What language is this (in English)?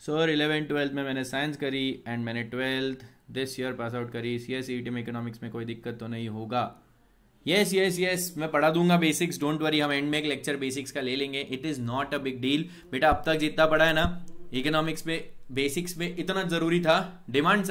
Hindi